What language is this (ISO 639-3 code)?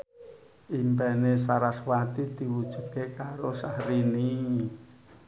jav